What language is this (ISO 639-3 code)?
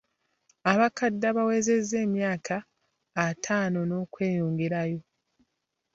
lug